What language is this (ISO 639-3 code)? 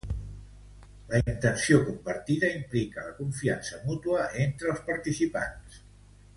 cat